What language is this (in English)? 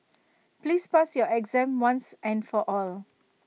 English